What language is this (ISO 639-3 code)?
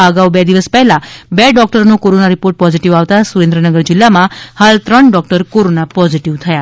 guj